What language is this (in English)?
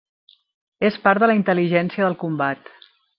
Catalan